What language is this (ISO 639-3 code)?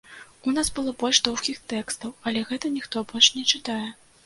bel